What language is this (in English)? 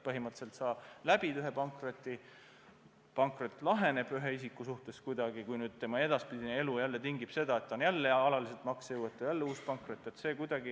Estonian